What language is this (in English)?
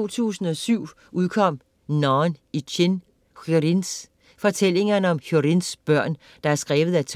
Danish